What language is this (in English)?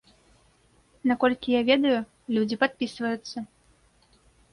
Belarusian